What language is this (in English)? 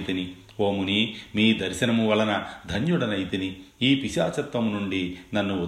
Telugu